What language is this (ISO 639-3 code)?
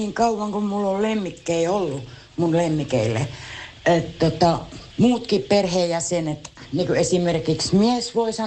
fin